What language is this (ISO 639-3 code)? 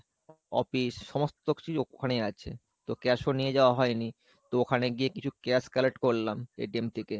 ben